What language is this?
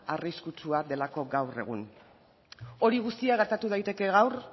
Basque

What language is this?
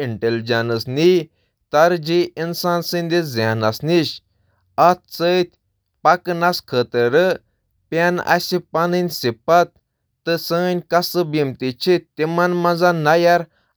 Kashmiri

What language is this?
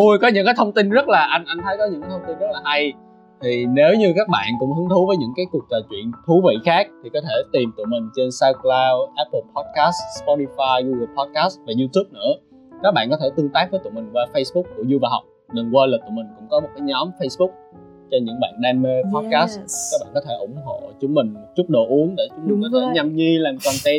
Vietnamese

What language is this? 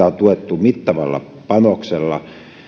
Finnish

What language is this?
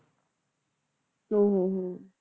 Punjabi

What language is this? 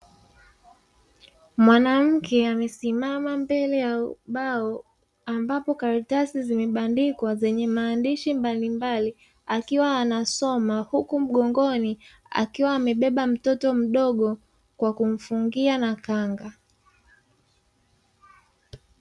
Swahili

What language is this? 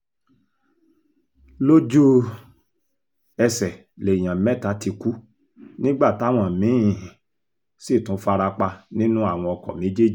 Yoruba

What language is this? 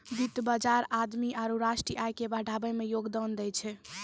Maithili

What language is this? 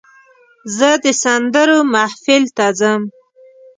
Pashto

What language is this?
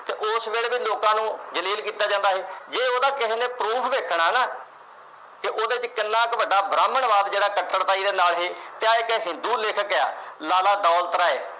Punjabi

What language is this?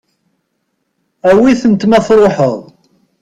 Kabyle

